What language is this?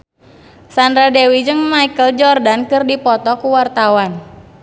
Sundanese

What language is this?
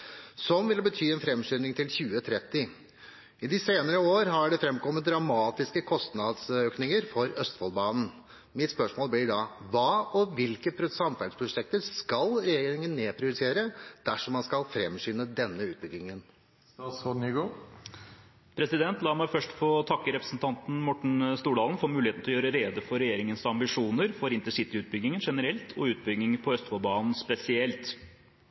Norwegian Bokmål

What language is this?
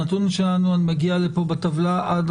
Hebrew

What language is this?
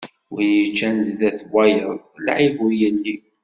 Kabyle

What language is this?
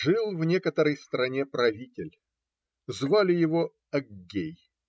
Russian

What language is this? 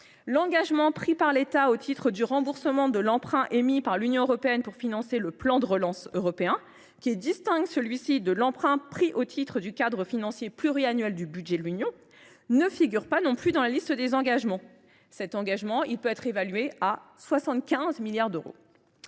French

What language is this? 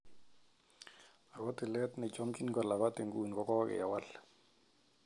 Kalenjin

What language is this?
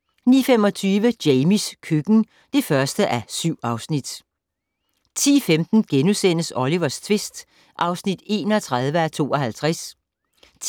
Danish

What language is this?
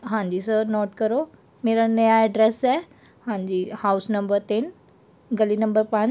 Punjabi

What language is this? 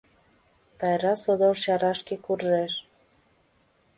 Mari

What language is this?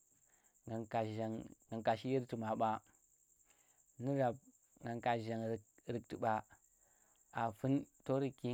Tera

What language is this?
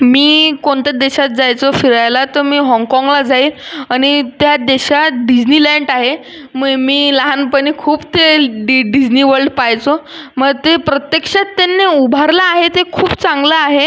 Marathi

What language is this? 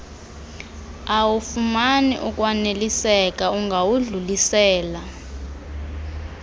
Xhosa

